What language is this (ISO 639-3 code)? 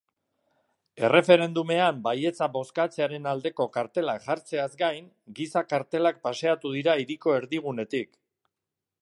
eus